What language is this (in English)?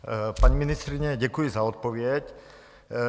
Czech